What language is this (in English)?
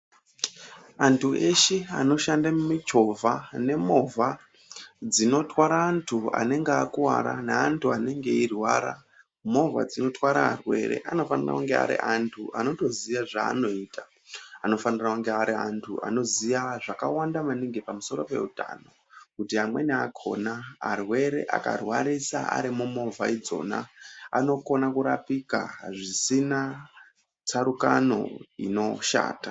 Ndau